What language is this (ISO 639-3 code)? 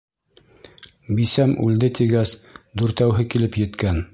bak